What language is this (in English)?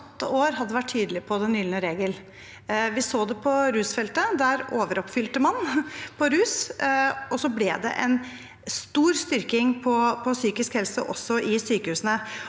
Norwegian